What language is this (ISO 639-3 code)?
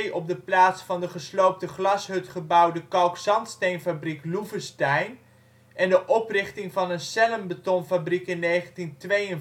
nld